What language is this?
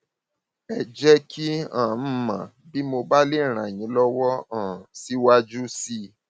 Yoruba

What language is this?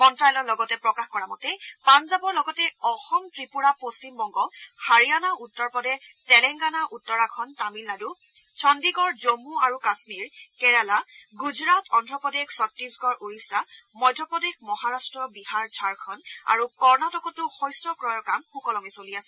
Assamese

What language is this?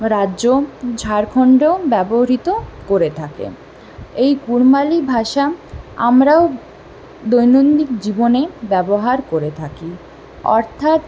Bangla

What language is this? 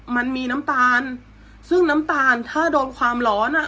Thai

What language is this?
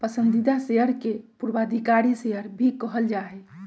Magahi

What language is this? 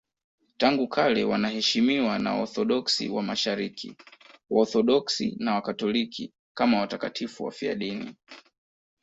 Swahili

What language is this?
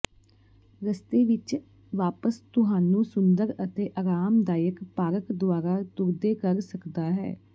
Punjabi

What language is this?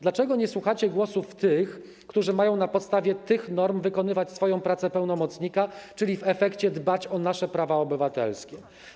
Polish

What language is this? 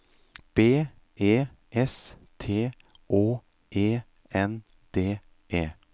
Norwegian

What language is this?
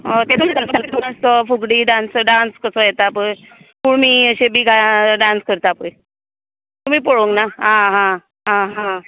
Konkani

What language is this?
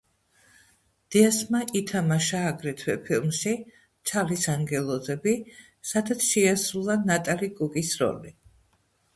Georgian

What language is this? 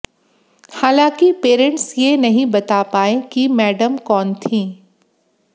Hindi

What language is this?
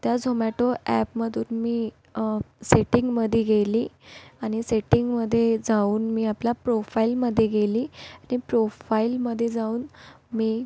Marathi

